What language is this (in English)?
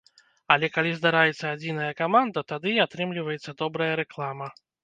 Belarusian